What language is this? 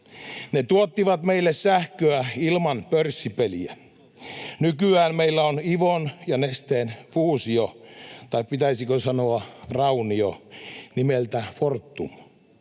Finnish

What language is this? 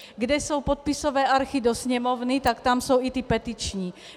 Czech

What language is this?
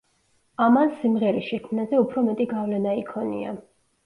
Georgian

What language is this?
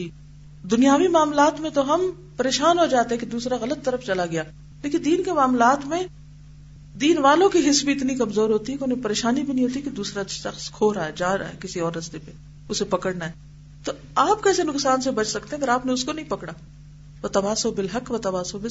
Urdu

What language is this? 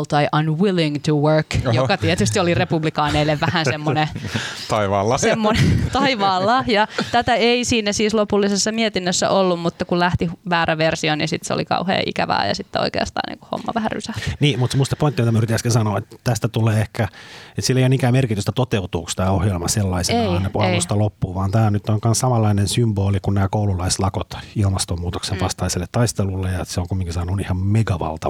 Finnish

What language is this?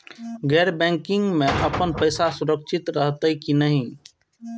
Maithili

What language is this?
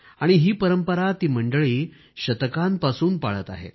Marathi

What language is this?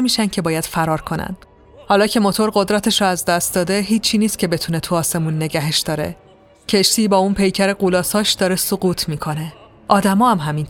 Persian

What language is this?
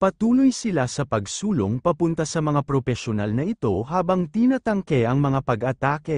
Filipino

